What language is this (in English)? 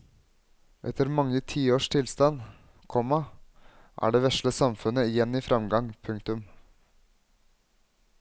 Norwegian